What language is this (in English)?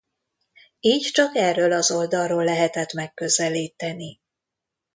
Hungarian